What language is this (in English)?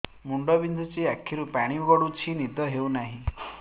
Odia